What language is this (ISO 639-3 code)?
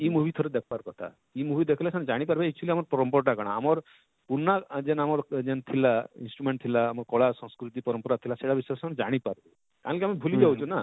ori